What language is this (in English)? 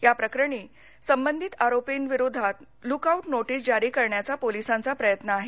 Marathi